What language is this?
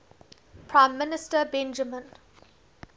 English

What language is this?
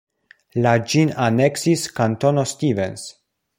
Esperanto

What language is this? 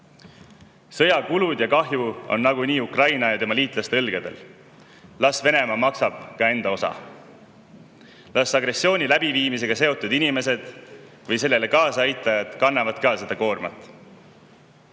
Estonian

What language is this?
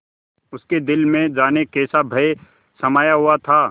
Hindi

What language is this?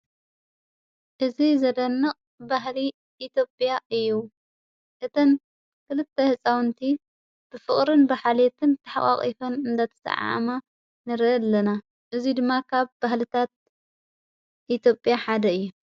Tigrinya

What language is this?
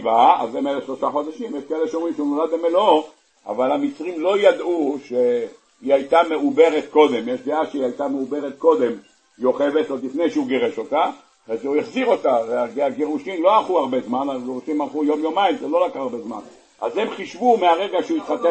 Hebrew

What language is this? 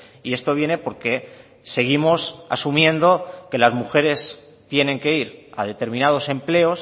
Spanish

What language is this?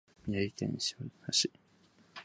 Japanese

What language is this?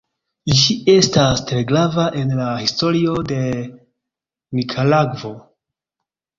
Esperanto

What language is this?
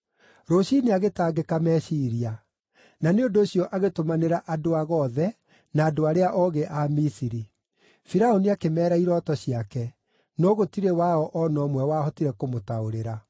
Kikuyu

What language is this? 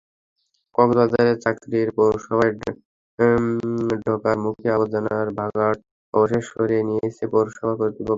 Bangla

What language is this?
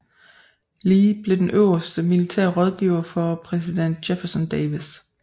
Danish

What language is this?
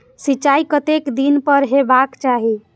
Maithili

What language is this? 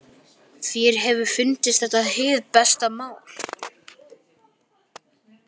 Icelandic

